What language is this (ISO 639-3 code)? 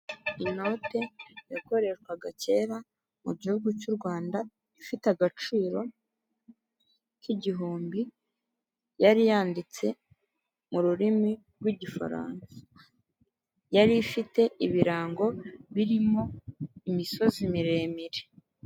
kin